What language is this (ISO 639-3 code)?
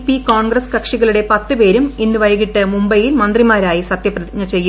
mal